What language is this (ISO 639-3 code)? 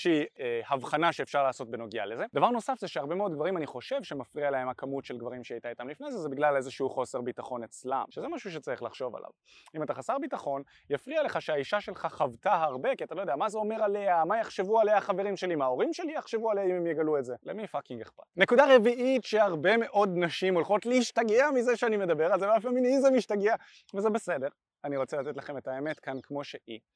heb